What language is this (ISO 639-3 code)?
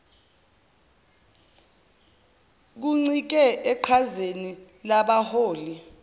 zul